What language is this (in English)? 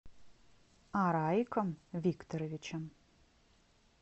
Russian